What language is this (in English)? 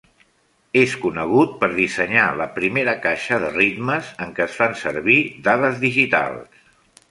Catalan